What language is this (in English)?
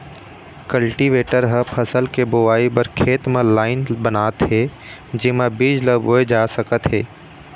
Chhattisgarhi